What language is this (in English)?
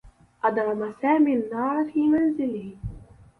Arabic